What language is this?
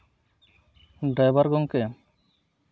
Santali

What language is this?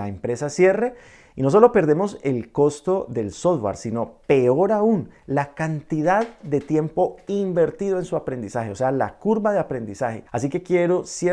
Spanish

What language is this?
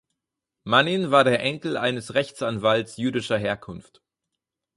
German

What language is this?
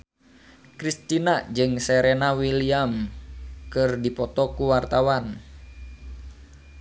Sundanese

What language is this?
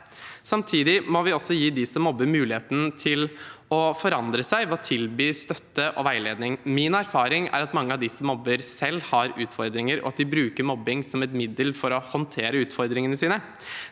Norwegian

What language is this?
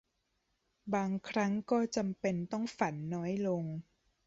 Thai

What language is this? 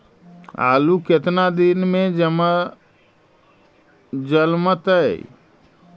Magahi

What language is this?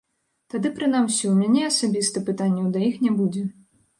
Belarusian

